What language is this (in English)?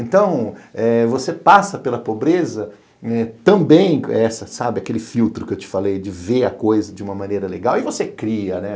Portuguese